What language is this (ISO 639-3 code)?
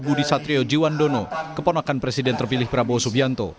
ind